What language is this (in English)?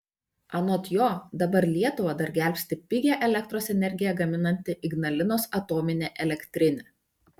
Lithuanian